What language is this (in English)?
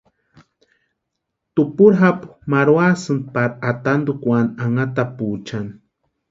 Western Highland Purepecha